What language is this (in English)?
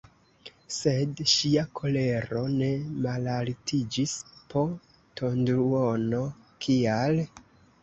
Esperanto